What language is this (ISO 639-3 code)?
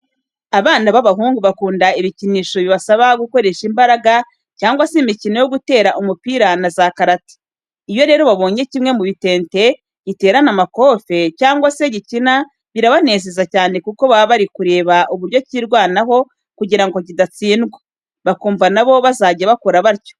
kin